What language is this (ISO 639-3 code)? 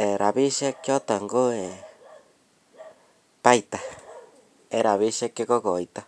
kln